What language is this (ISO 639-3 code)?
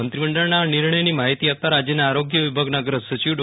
guj